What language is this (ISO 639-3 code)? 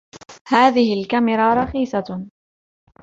ara